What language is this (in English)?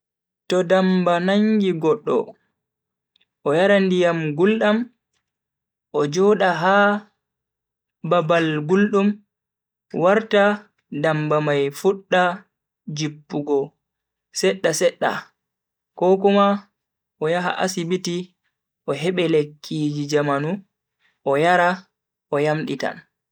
Bagirmi Fulfulde